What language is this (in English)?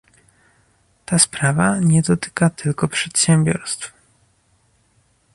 Polish